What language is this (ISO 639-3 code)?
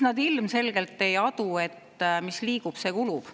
est